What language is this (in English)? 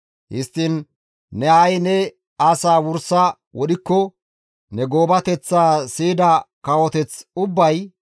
Gamo